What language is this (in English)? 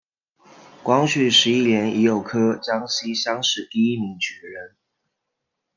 Chinese